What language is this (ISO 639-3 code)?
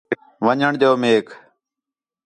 xhe